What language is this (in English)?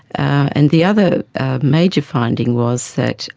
English